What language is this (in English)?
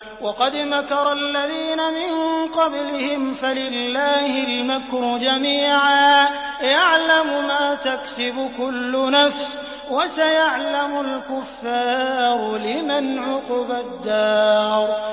Arabic